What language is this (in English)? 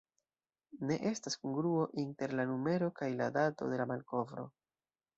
Esperanto